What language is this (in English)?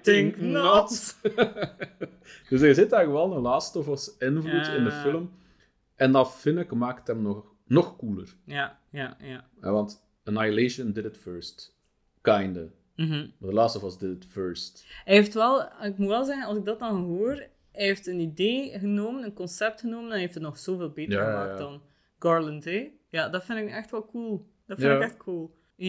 Dutch